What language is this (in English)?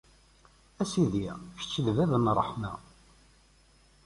Kabyle